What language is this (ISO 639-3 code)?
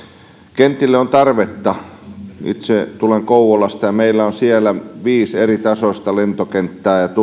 fin